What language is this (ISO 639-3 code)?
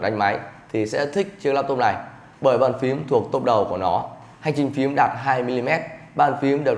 vie